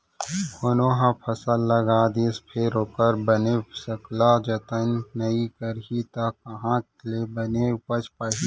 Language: Chhattisgarhi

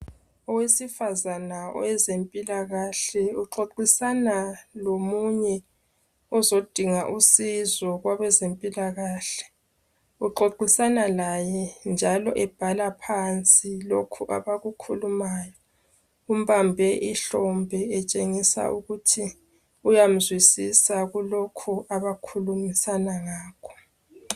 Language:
North Ndebele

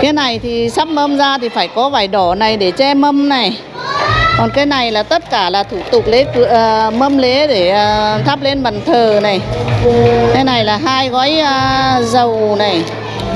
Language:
Vietnamese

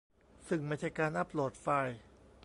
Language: Thai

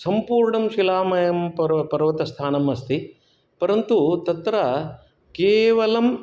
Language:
Sanskrit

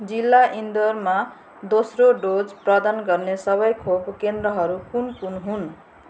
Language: Nepali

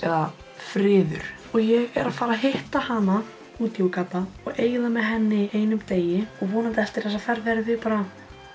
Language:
Icelandic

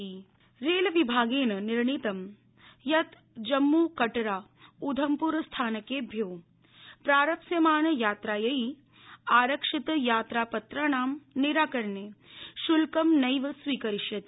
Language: Sanskrit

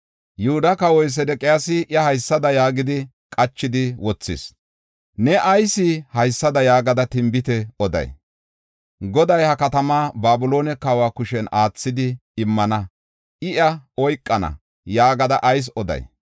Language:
Gofa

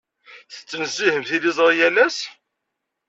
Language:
Kabyle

